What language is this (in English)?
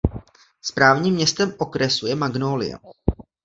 Czech